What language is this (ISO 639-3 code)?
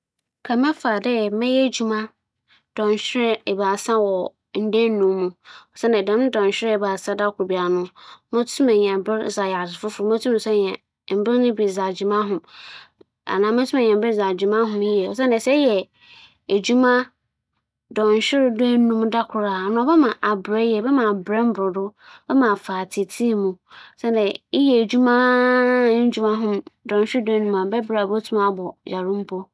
aka